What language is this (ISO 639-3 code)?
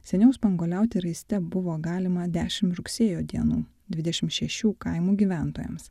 lit